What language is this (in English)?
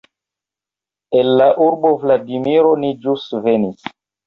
Esperanto